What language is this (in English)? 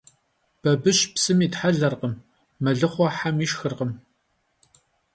Kabardian